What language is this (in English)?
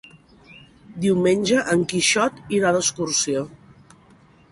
Catalan